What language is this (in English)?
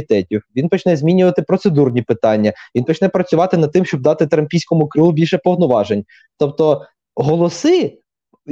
Ukrainian